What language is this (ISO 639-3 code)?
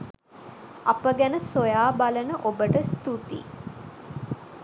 sin